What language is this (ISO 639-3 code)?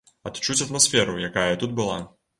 bel